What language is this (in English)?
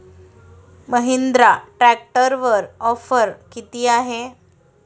Marathi